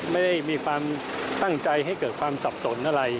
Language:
Thai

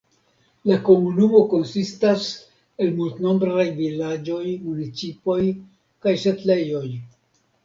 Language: Esperanto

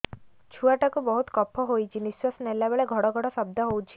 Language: Odia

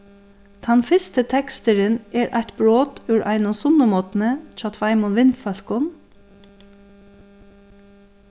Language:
Faroese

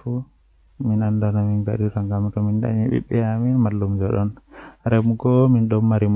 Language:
Western Niger Fulfulde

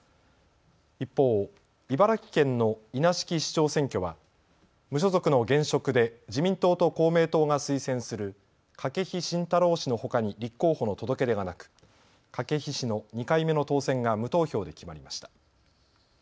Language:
Japanese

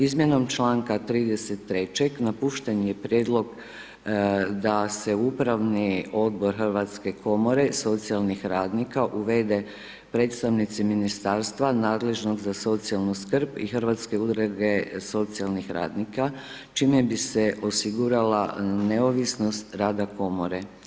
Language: Croatian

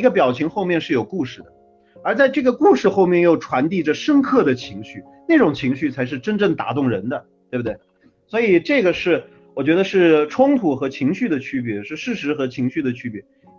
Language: Chinese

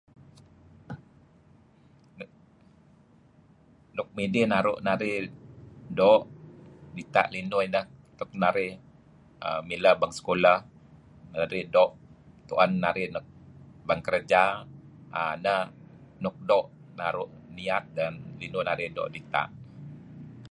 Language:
Kelabit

